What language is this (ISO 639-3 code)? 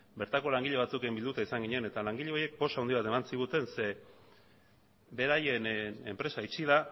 eus